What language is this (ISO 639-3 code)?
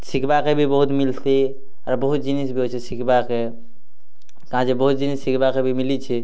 ori